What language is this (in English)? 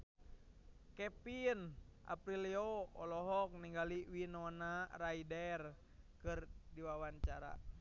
Sundanese